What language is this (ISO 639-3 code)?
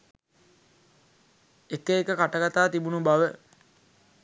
sin